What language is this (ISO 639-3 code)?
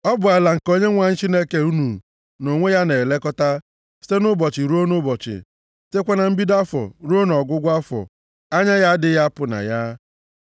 ibo